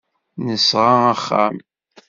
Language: Kabyle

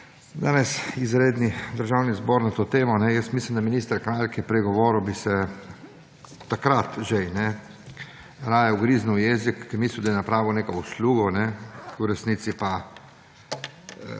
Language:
Slovenian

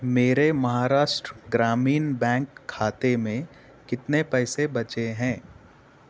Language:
Urdu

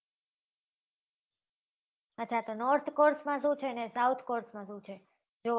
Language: Gujarati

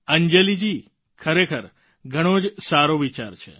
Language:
Gujarati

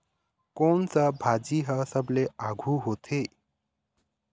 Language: Chhattisgarhi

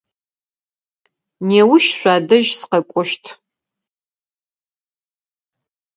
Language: Adyghe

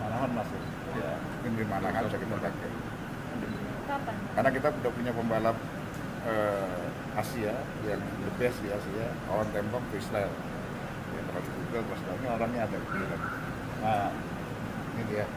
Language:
Indonesian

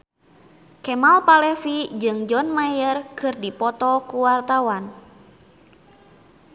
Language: Sundanese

